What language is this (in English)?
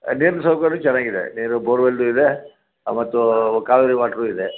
Kannada